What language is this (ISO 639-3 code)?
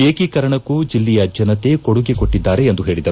kan